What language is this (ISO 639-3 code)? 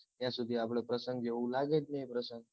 guj